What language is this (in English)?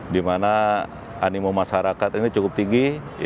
Indonesian